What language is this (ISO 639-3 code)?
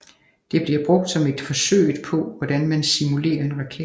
dan